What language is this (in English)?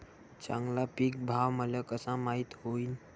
Marathi